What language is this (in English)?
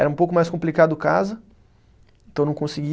Portuguese